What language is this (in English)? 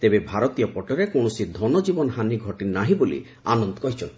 Odia